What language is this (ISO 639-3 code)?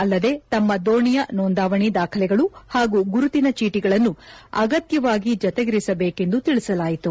kan